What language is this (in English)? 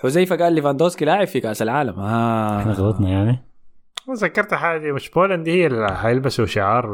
Arabic